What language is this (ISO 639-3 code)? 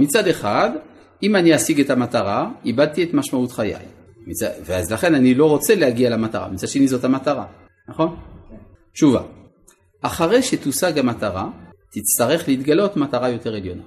heb